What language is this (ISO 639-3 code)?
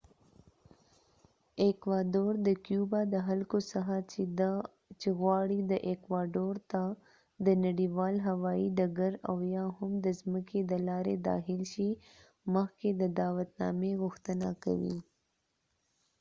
pus